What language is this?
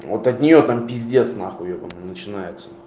Russian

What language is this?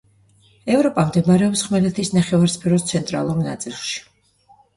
Georgian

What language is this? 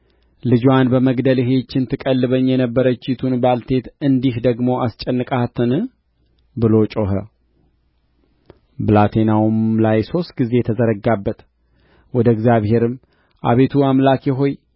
Amharic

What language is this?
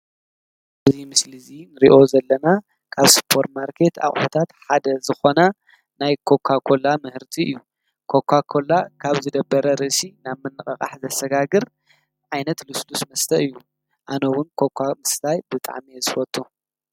Tigrinya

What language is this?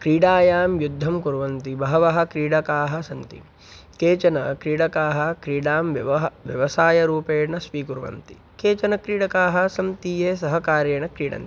Sanskrit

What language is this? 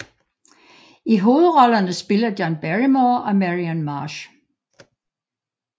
Danish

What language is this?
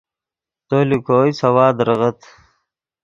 Yidgha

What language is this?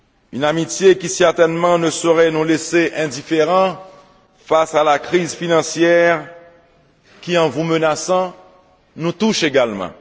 French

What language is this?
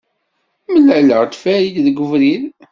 Kabyle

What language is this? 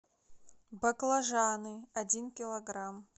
Russian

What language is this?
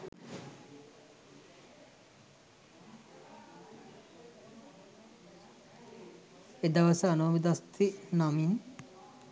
Sinhala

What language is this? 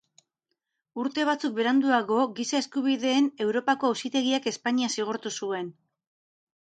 Basque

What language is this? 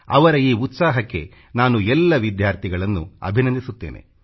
Kannada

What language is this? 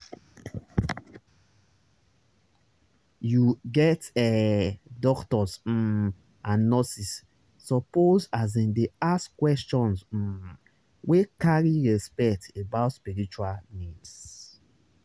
Nigerian Pidgin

